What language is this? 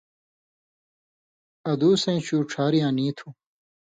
Indus Kohistani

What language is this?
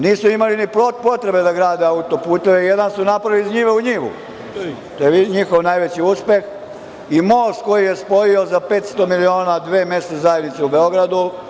Serbian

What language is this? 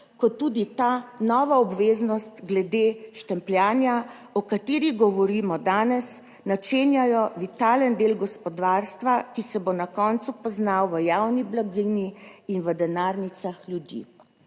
Slovenian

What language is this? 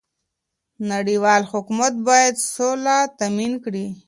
Pashto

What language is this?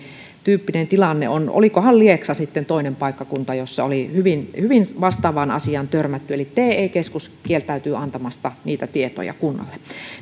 Finnish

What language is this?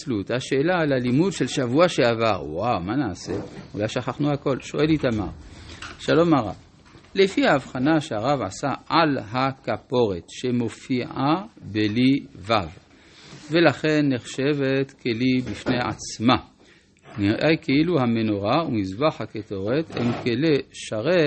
Hebrew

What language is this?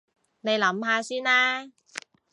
Cantonese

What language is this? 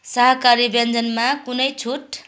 Nepali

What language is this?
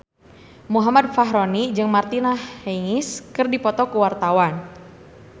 Sundanese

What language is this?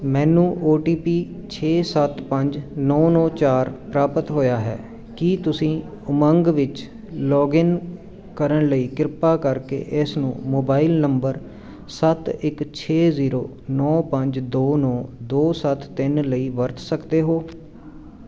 Punjabi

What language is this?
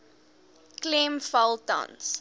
Afrikaans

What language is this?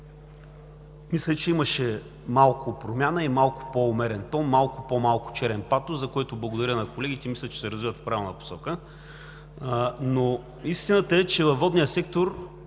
Bulgarian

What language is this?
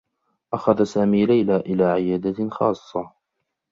Arabic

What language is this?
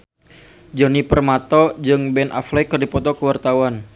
Sundanese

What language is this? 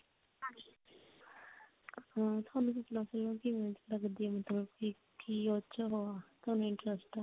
Punjabi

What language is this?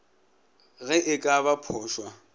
Northern Sotho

